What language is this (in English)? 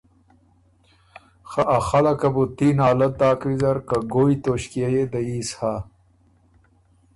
Ormuri